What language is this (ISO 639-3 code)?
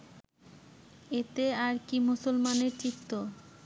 ben